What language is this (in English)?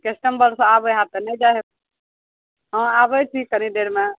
Maithili